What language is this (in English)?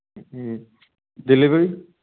Manipuri